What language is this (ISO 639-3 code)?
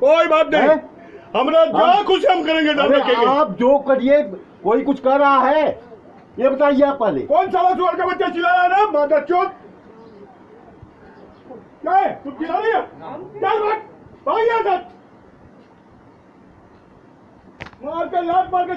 hin